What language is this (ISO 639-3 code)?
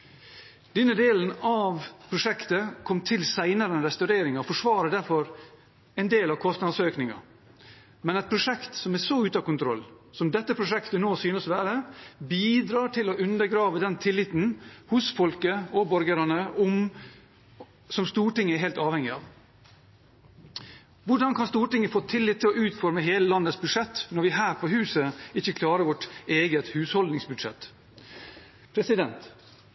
nob